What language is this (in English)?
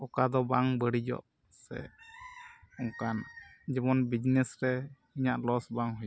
Santali